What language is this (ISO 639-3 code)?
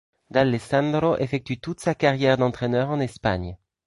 fra